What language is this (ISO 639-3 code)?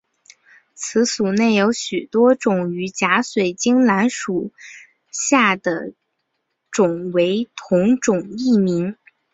zho